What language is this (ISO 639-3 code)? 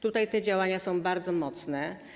pol